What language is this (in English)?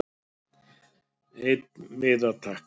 Icelandic